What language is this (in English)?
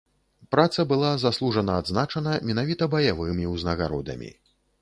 Belarusian